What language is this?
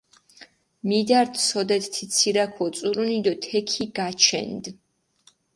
Mingrelian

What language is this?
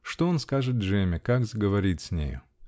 Russian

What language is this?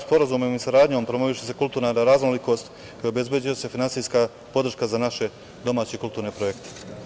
Serbian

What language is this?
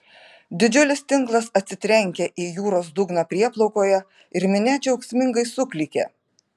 Lithuanian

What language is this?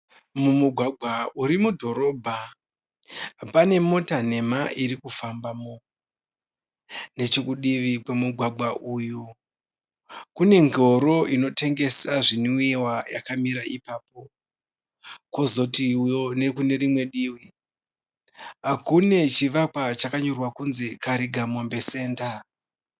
Shona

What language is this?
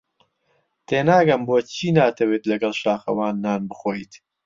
Central Kurdish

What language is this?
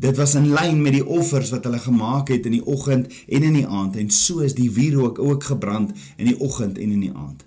Dutch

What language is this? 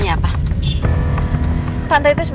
Indonesian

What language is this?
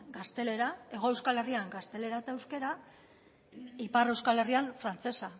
Basque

